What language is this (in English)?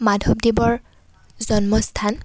Assamese